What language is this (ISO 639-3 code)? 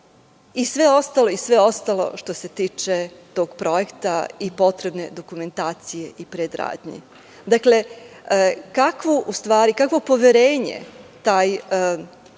srp